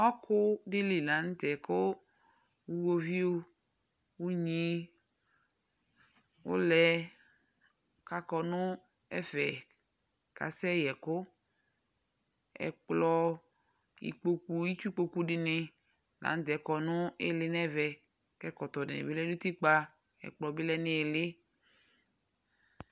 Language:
Ikposo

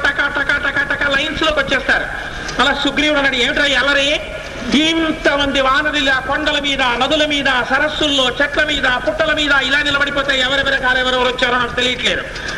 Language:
Telugu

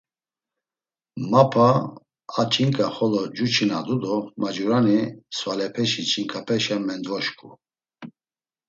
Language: Laz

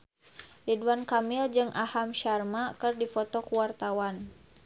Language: Sundanese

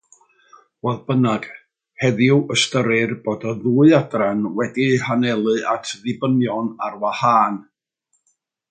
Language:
Welsh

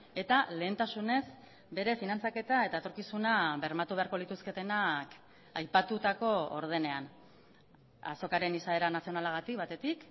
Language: Basque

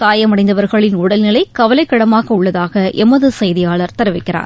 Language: Tamil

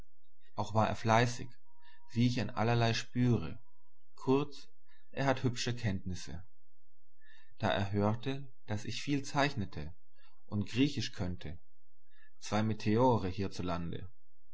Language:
German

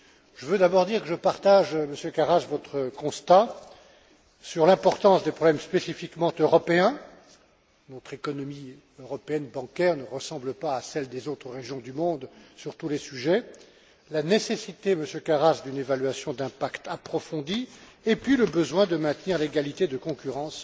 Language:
French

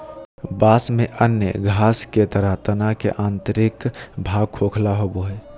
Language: Magahi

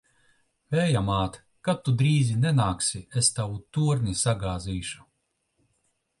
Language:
Latvian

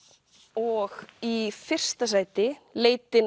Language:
Icelandic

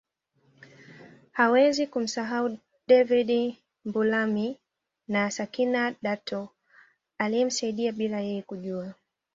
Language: Swahili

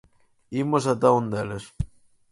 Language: Galician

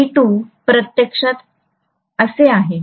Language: Marathi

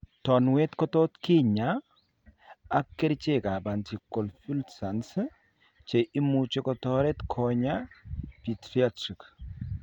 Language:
Kalenjin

